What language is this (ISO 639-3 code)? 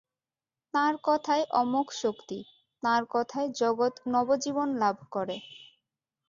ben